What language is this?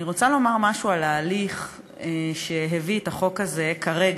Hebrew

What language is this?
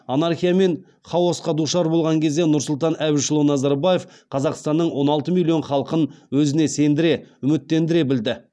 Kazakh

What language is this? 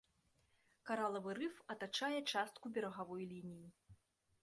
Belarusian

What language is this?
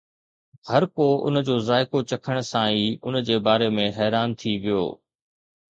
Sindhi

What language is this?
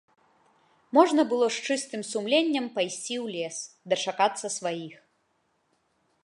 Belarusian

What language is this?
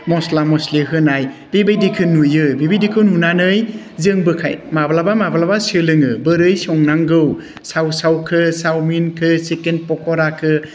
Bodo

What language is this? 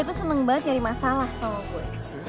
Indonesian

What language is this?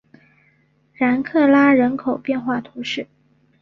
Chinese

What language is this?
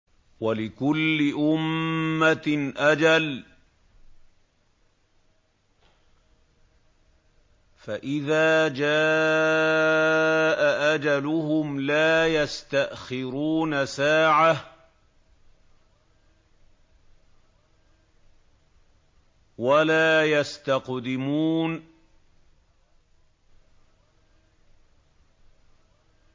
Arabic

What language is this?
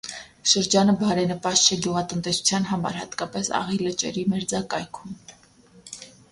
Armenian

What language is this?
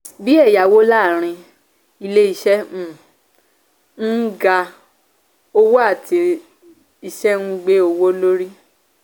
Yoruba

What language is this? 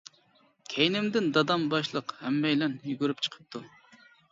Uyghur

